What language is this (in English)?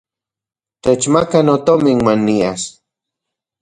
Central Puebla Nahuatl